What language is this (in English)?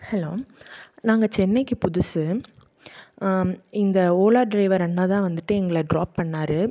Tamil